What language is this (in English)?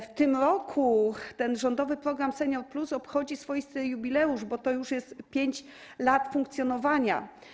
Polish